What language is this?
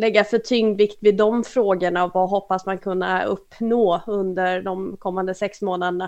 Swedish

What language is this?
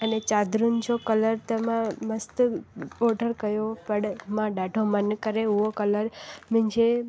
Sindhi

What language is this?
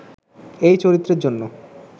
Bangla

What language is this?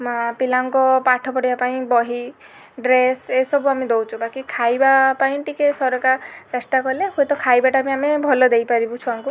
Odia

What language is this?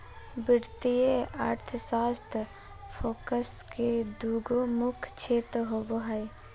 Magahi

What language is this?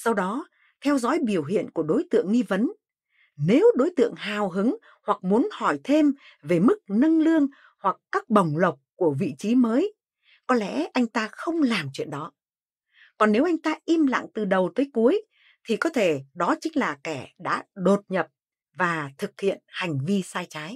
Vietnamese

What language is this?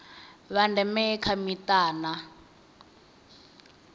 Venda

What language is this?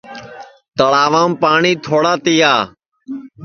Sansi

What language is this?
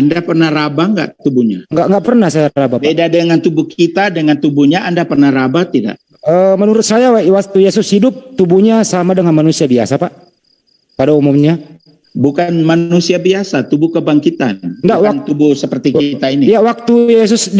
Indonesian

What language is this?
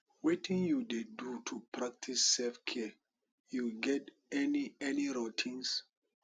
Nigerian Pidgin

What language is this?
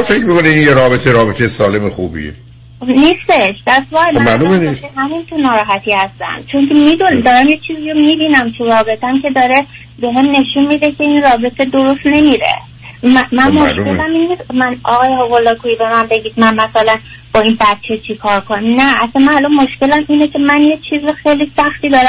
Persian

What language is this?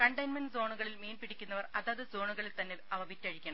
Malayalam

